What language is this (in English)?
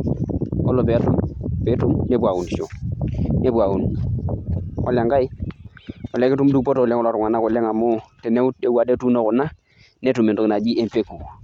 Masai